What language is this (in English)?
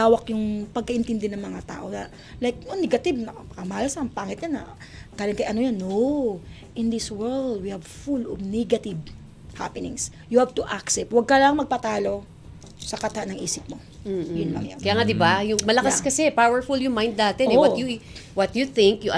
Filipino